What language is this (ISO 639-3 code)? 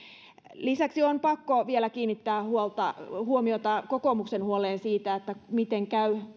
fin